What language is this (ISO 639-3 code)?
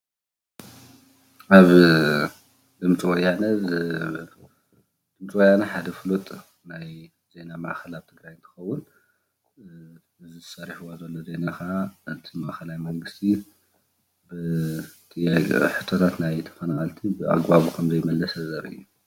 tir